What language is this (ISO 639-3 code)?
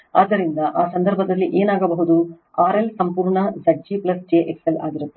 kan